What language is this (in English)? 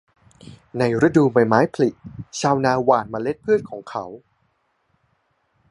Thai